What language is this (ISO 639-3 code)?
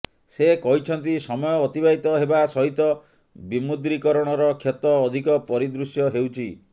ori